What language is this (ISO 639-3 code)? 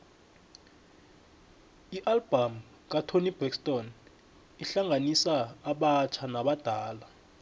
nbl